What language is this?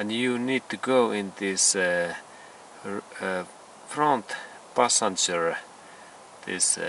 Finnish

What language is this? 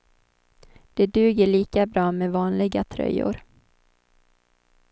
Swedish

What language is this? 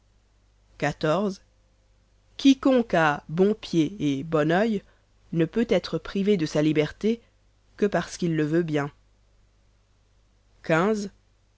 French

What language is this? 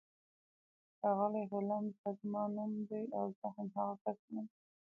Pashto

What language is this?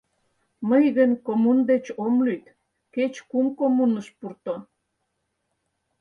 Mari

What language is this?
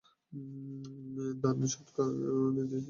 Bangla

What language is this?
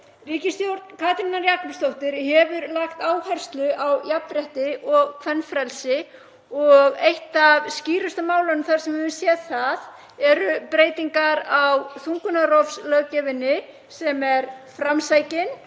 Icelandic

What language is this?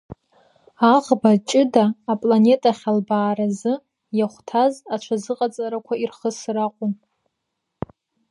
Abkhazian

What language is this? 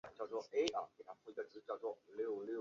Chinese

